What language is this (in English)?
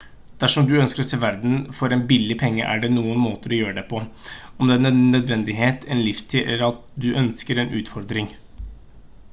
Norwegian Bokmål